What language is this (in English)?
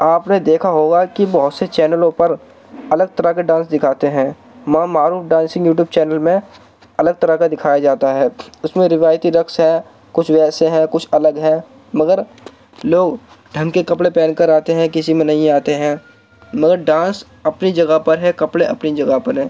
Urdu